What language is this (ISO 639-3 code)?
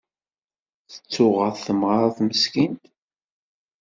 kab